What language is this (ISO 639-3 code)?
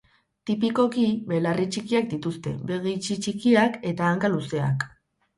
eus